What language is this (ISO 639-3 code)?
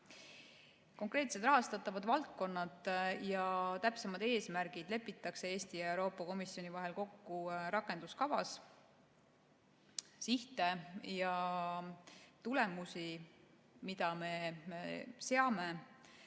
est